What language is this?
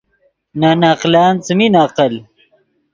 Yidgha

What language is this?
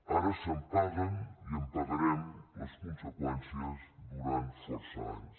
Catalan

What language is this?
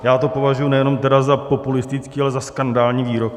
Czech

